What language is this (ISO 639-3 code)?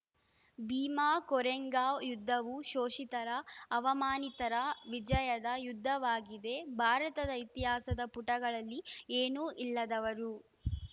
kan